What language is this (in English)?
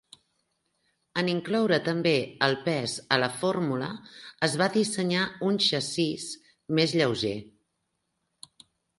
Catalan